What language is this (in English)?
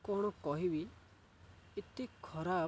Odia